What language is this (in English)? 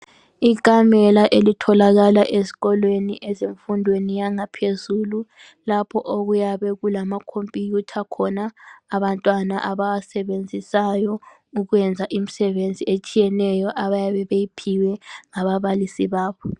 North Ndebele